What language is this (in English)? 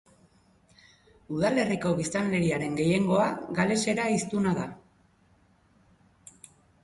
Basque